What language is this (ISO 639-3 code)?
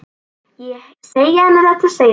isl